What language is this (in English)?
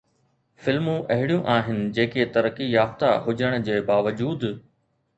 Sindhi